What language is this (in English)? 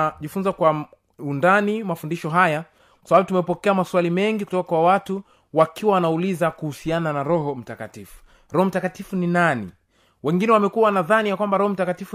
Swahili